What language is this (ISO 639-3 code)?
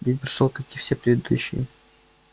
rus